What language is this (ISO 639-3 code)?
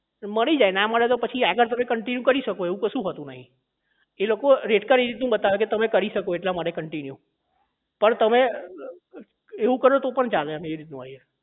guj